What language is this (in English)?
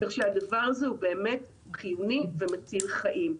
Hebrew